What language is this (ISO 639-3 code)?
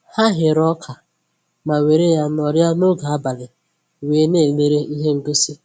ibo